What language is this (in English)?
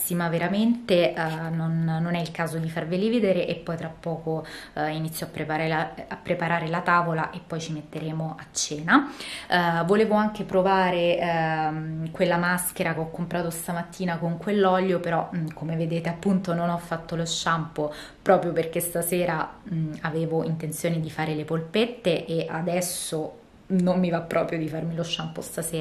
Italian